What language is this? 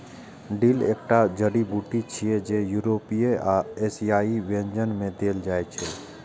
Maithili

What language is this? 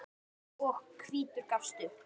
Icelandic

